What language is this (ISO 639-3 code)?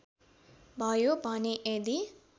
nep